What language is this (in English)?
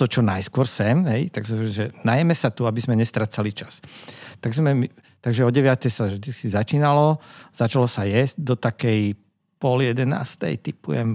Slovak